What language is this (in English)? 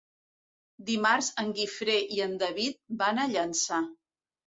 Catalan